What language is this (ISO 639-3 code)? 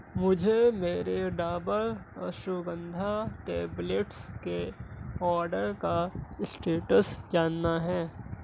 urd